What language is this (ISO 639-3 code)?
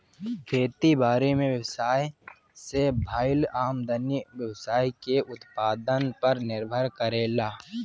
bho